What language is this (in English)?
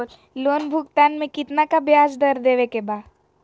Magahi